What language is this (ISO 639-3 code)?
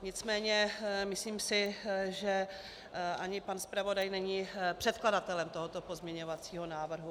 ces